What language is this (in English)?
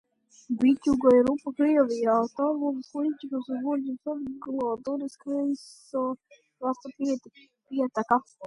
Latvian